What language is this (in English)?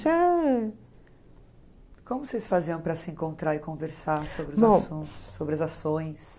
Portuguese